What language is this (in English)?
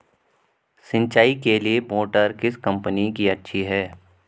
Hindi